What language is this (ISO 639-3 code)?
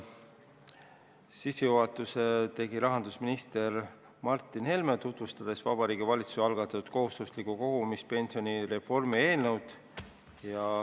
est